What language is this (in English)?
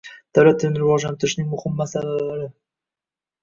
Uzbek